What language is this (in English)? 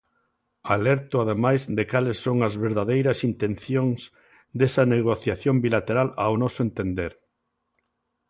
Galician